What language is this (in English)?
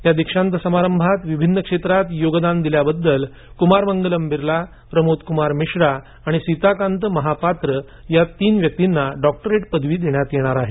Marathi